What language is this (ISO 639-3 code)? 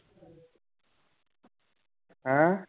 pan